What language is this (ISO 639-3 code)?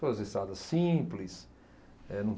por